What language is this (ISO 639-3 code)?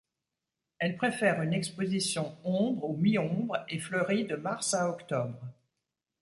fra